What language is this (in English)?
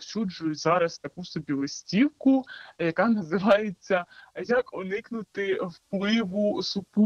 Ukrainian